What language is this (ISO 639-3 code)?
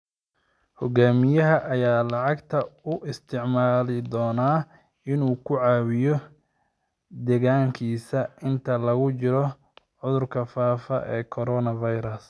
som